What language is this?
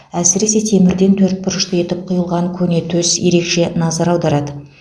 Kazakh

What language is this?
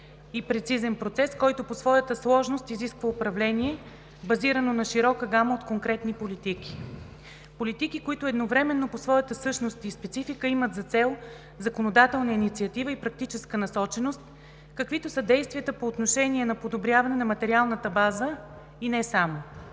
Bulgarian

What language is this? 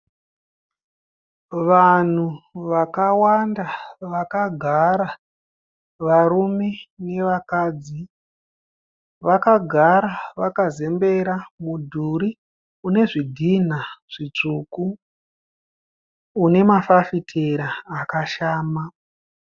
Shona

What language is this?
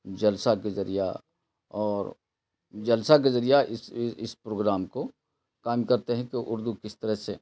Urdu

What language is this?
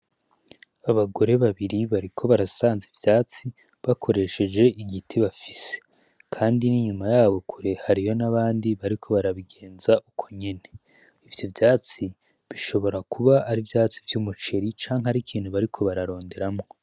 Rundi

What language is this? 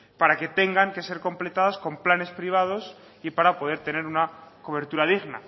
Spanish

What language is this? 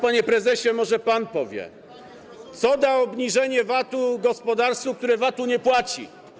Polish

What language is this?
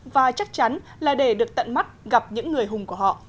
Vietnamese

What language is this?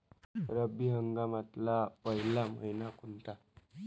Marathi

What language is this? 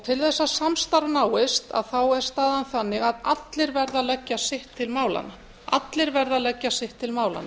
Icelandic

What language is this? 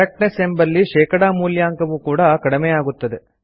Kannada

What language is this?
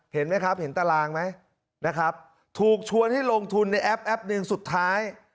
Thai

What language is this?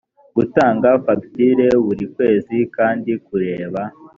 Kinyarwanda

